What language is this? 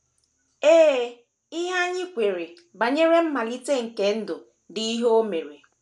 Igbo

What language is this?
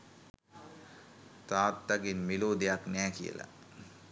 Sinhala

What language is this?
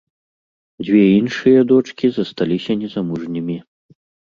Belarusian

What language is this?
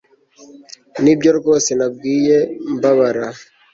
Kinyarwanda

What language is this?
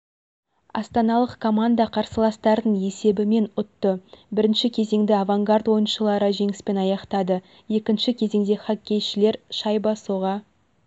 Kazakh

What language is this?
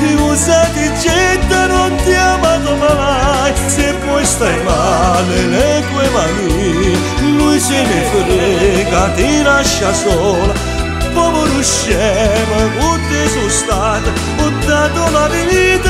Italian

